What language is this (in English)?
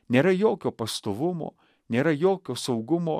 Lithuanian